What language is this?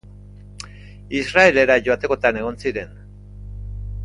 Basque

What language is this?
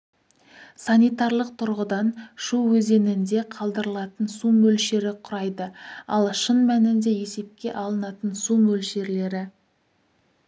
Kazakh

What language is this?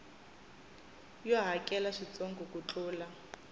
Tsonga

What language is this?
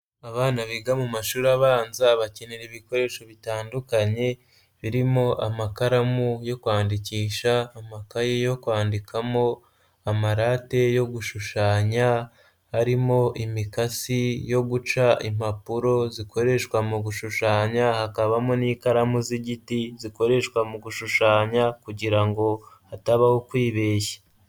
Kinyarwanda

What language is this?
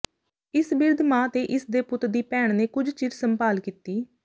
Punjabi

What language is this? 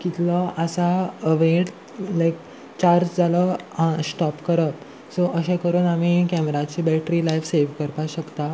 Konkani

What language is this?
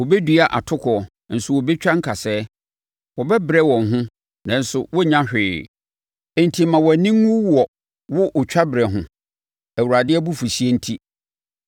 Akan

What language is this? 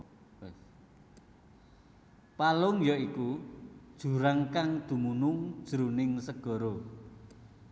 Javanese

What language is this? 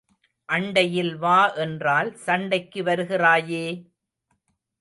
Tamil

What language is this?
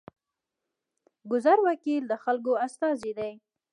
Pashto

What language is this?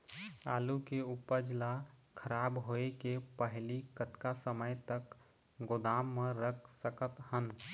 Chhattisgarhi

